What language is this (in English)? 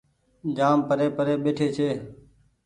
Goaria